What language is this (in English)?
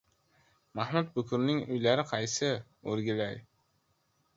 Uzbek